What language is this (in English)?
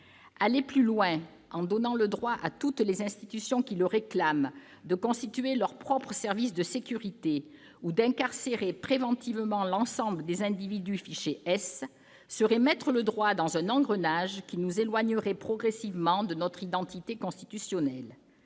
French